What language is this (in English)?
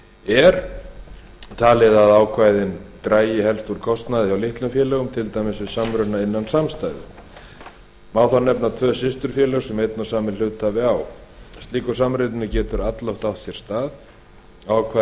Icelandic